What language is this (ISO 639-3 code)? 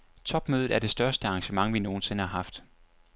dan